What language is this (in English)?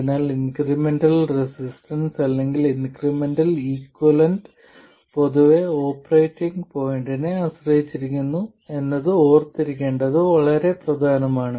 Malayalam